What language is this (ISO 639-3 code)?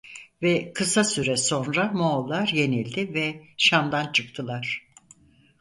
tur